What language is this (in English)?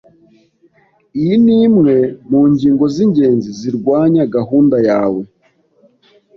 Kinyarwanda